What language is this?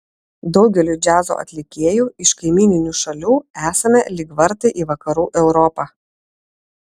Lithuanian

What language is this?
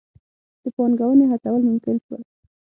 Pashto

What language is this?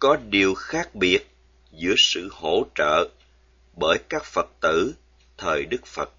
Vietnamese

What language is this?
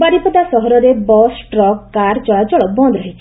Odia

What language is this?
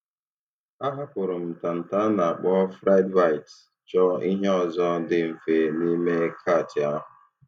Igbo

